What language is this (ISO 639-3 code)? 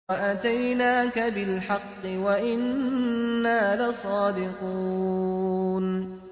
ara